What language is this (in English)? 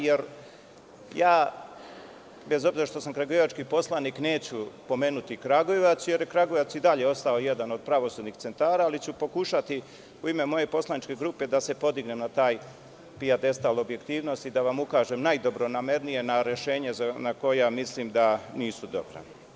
Serbian